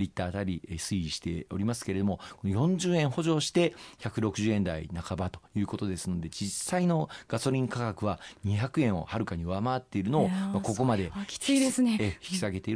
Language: Japanese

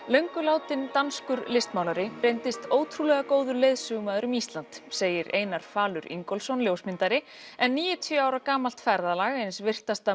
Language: Icelandic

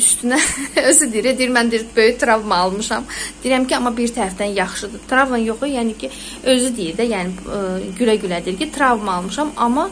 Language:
Turkish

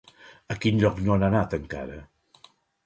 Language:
Catalan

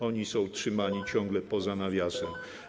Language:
Polish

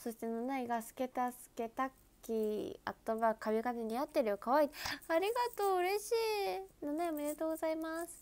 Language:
Japanese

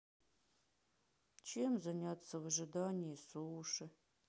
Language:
Russian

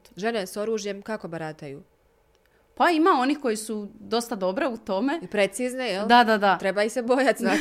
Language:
Croatian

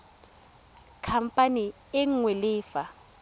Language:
Tswana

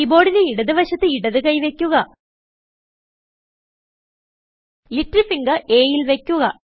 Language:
Malayalam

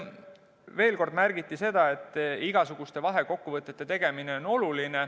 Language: Estonian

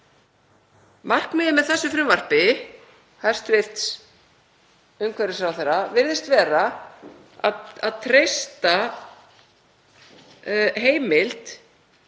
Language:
Icelandic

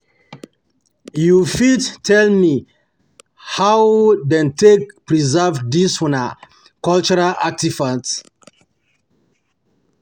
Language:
Nigerian Pidgin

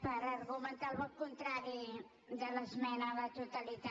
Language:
Catalan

